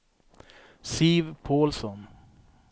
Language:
Swedish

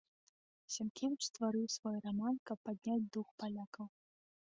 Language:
Belarusian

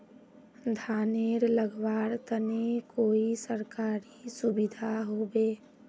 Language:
Magahi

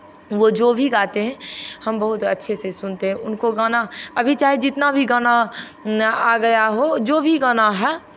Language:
Hindi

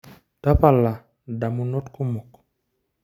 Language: Masai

